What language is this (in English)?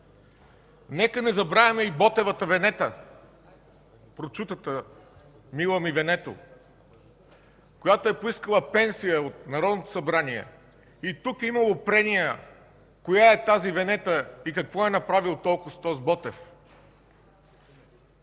Bulgarian